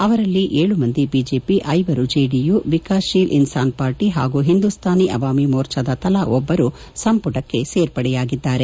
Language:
Kannada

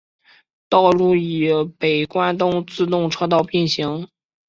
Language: Chinese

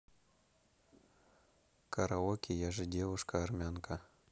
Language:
Russian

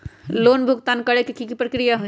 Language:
Magahi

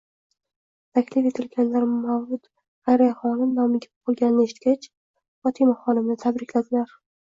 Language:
Uzbek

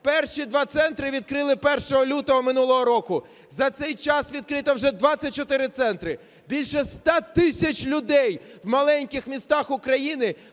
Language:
Ukrainian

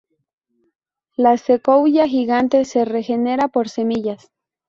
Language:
Spanish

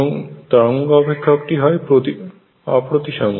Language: Bangla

